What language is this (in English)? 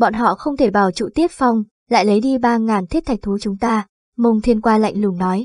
Vietnamese